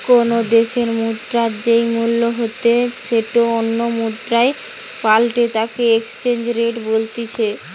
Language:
Bangla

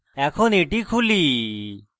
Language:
Bangla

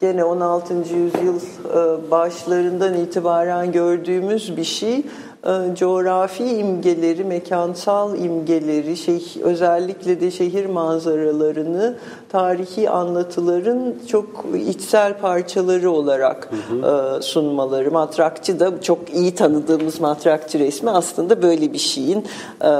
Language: Turkish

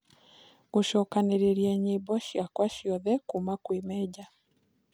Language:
Kikuyu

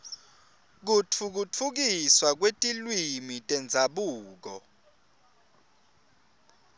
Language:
Swati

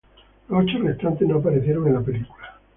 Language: Spanish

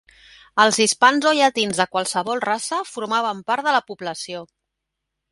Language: Catalan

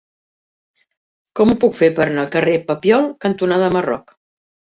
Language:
Catalan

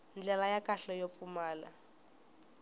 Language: Tsonga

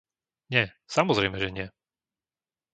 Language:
Slovak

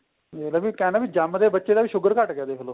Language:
Punjabi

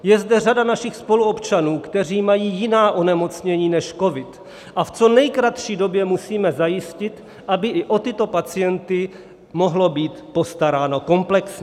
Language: Czech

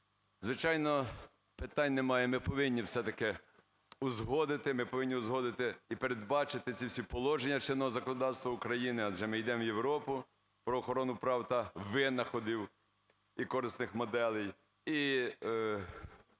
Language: Ukrainian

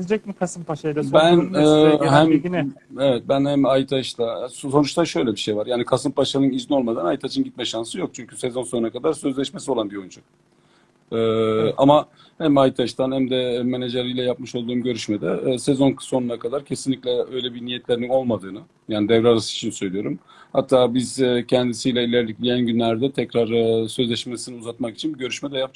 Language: Turkish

